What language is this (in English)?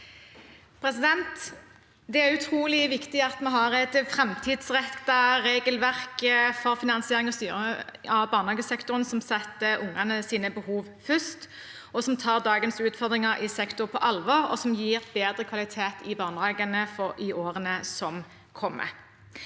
Norwegian